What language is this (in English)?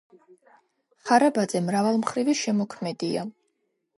Georgian